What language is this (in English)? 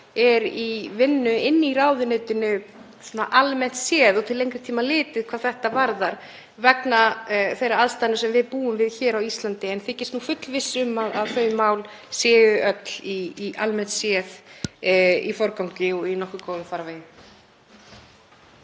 Icelandic